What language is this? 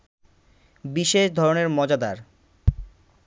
Bangla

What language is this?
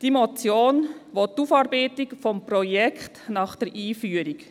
Swiss German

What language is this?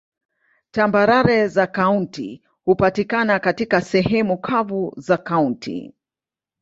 Swahili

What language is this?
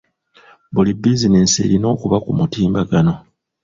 Ganda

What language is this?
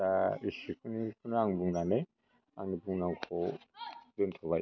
Bodo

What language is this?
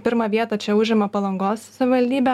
Lithuanian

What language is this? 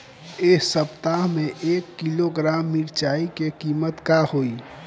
Bhojpuri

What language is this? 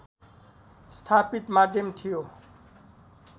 Nepali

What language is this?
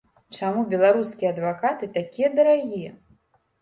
Belarusian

